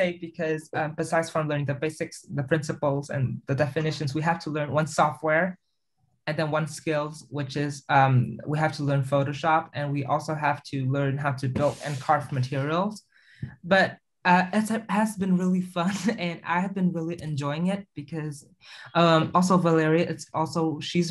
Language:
English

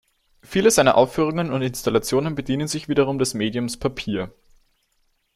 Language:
German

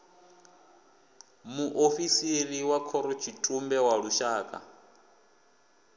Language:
Venda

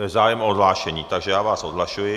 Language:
Czech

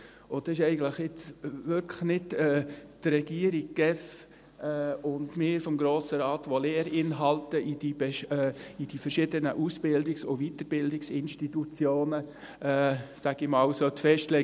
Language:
Swiss German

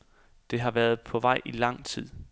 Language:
Danish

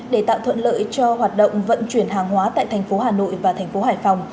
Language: Vietnamese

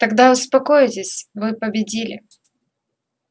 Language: Russian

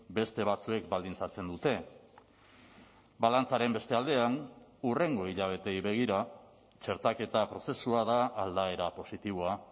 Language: Basque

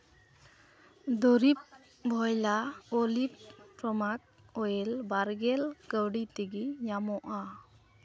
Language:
Santali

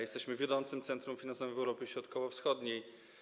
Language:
Polish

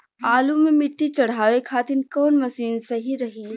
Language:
Bhojpuri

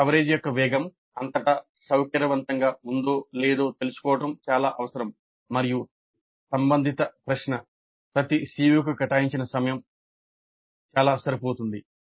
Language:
Telugu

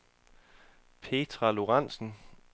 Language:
Danish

